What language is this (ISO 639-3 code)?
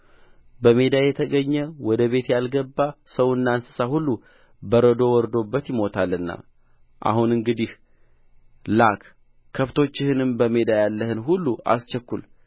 amh